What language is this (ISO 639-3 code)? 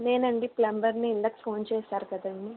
tel